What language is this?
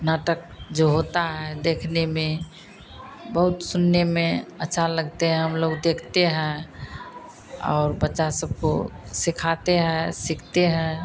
Hindi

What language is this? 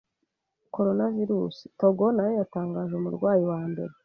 Kinyarwanda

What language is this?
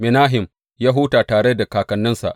Hausa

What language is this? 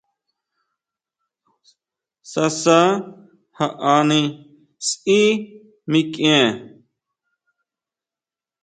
Huautla Mazatec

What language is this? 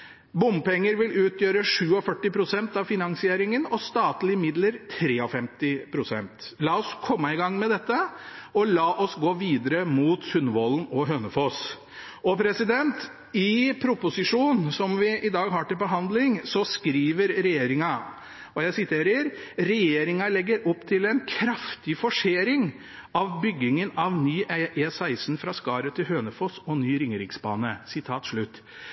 Norwegian Bokmål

